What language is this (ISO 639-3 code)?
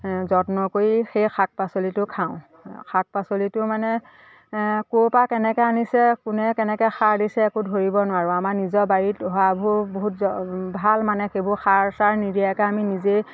asm